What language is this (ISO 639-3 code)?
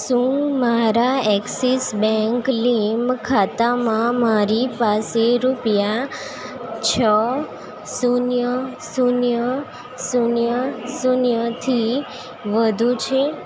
guj